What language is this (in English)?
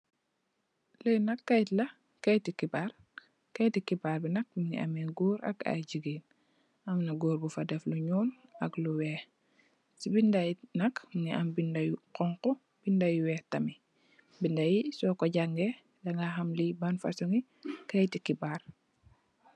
Wolof